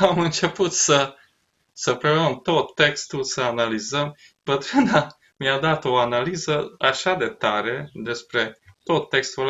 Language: Romanian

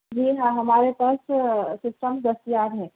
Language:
Urdu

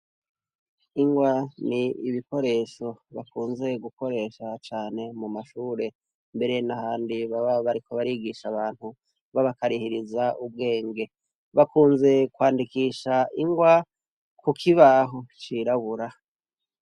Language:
Rundi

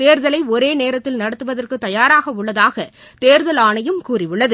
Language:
Tamil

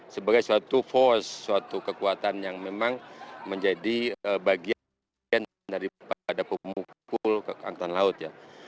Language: Indonesian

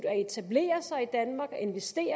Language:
Danish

